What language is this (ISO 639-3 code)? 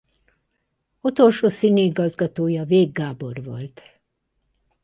hun